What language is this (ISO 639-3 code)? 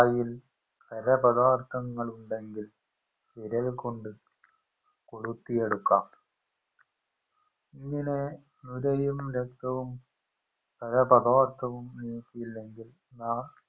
mal